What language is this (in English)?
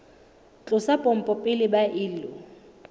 Southern Sotho